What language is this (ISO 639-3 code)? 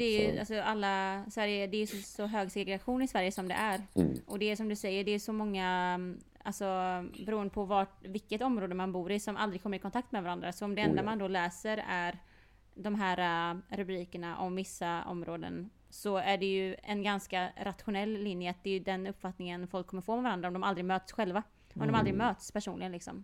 swe